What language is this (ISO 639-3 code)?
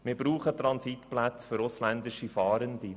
gsw